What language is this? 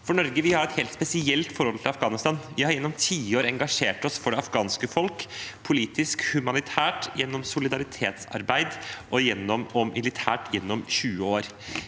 Norwegian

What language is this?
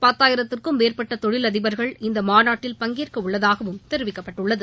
Tamil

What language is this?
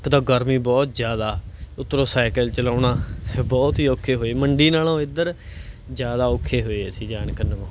Punjabi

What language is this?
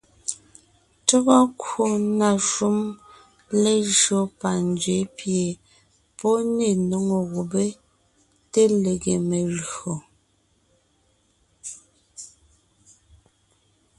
Ngiemboon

